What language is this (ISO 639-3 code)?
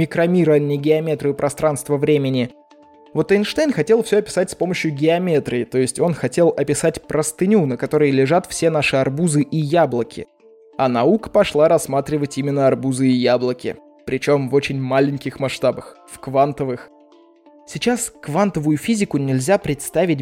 rus